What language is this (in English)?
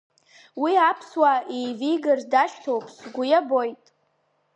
Abkhazian